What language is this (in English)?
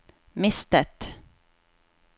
Norwegian